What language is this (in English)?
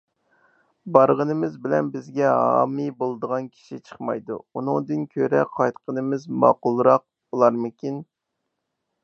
Uyghur